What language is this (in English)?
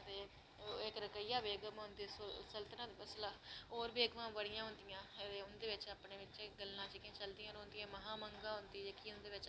Dogri